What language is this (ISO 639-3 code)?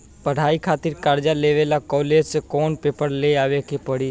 bho